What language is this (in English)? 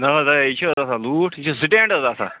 Kashmiri